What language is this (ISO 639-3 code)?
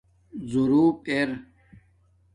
dmk